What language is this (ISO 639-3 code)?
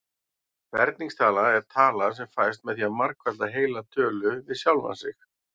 isl